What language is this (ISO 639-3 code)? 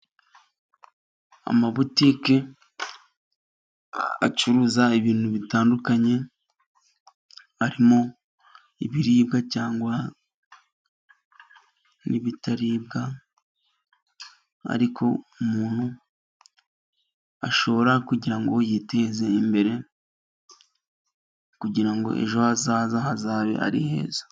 kin